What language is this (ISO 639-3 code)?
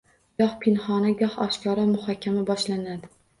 uzb